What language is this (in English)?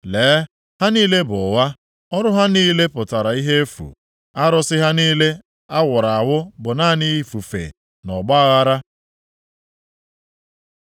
Igbo